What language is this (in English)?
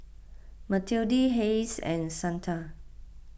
English